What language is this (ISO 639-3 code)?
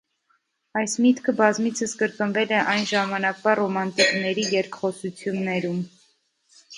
hye